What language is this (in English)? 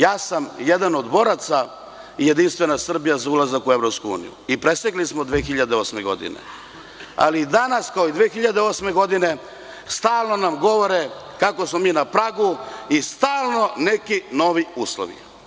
Serbian